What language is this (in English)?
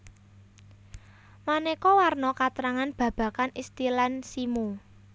Javanese